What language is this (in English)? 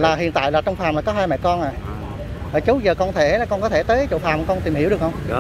Vietnamese